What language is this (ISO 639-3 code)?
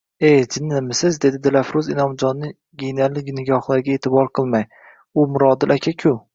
uzb